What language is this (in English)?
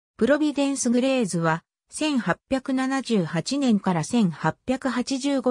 Japanese